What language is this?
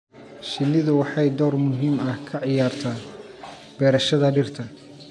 Somali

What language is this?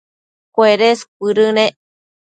Matsés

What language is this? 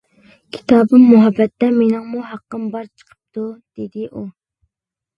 Uyghur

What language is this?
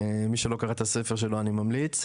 Hebrew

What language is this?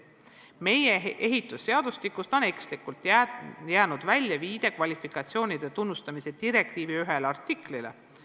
Estonian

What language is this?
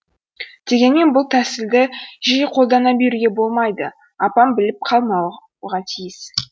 Kazakh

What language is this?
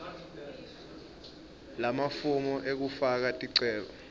Swati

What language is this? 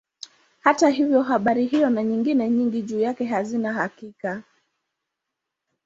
Swahili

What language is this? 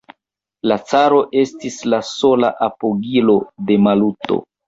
Esperanto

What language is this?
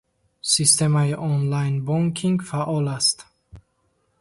Tajik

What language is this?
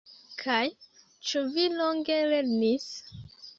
Esperanto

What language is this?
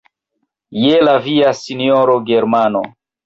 Esperanto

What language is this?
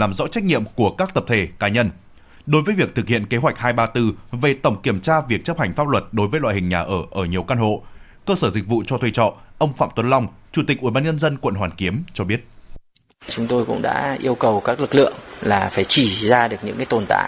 Vietnamese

